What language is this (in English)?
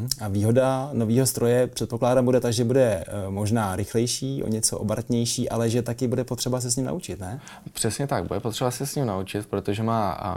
Czech